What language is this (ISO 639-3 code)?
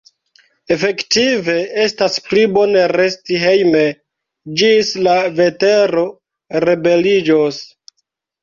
epo